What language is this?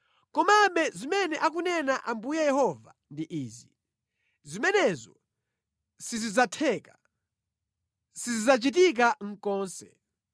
Nyanja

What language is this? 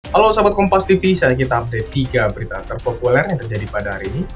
Indonesian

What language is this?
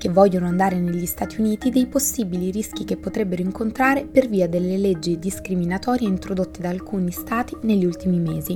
Italian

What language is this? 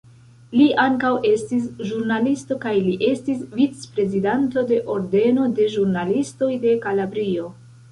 Esperanto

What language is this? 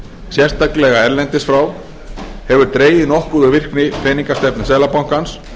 Icelandic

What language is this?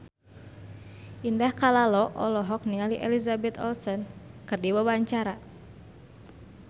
Sundanese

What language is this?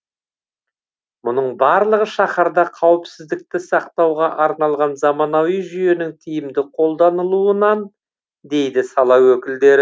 Kazakh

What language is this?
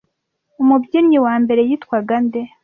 Kinyarwanda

